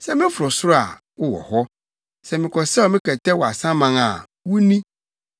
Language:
Akan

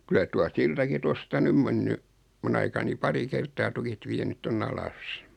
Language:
Finnish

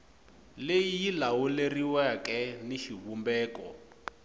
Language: Tsonga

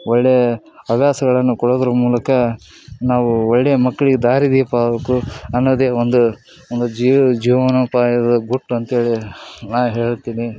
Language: Kannada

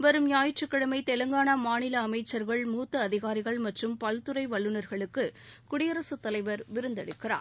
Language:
Tamil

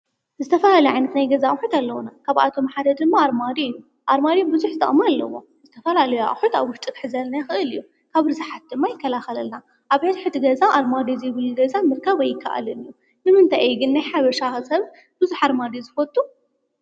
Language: Tigrinya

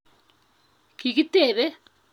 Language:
Kalenjin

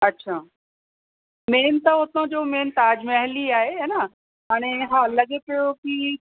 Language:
Sindhi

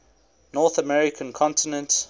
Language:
English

